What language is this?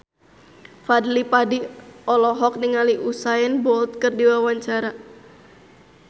Sundanese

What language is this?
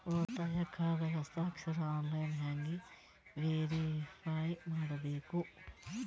Kannada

